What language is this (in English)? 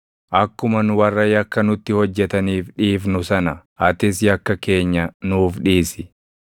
Oromo